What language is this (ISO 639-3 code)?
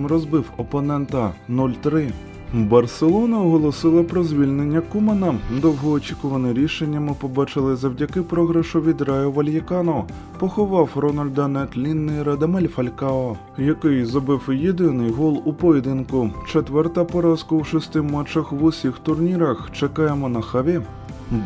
ukr